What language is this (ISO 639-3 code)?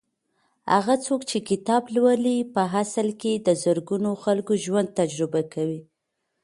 pus